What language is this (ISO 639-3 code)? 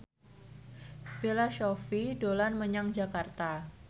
jav